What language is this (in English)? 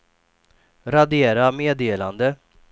Swedish